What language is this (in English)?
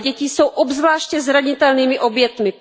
Czech